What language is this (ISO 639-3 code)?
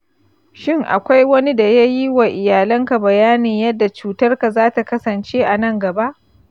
hau